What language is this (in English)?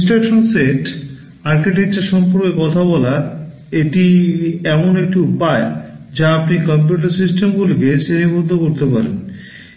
Bangla